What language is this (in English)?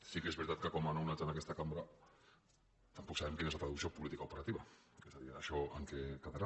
Catalan